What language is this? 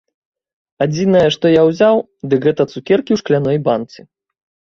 Belarusian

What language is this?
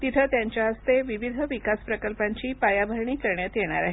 Marathi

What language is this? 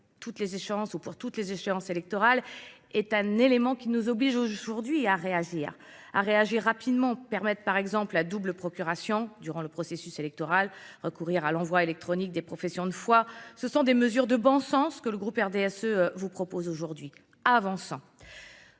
French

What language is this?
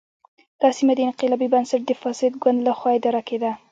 Pashto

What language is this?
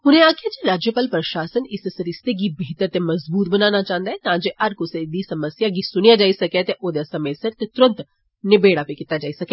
Dogri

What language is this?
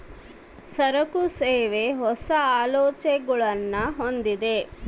Kannada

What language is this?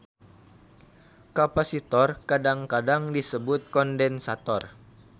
Sundanese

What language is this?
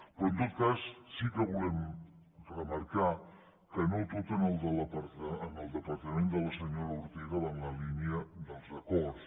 Catalan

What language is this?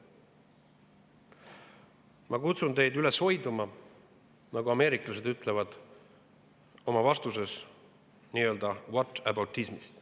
Estonian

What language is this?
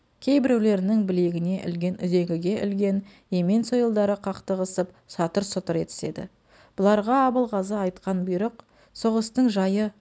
Kazakh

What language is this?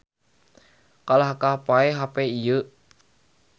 Sundanese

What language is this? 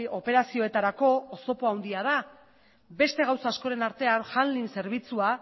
Basque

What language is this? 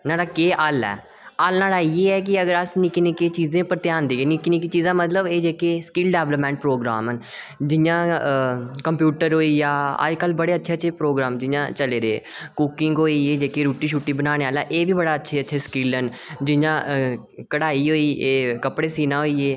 Dogri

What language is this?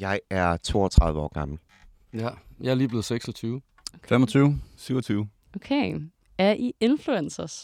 Danish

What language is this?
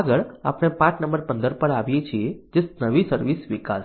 Gujarati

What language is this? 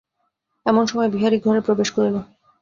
Bangla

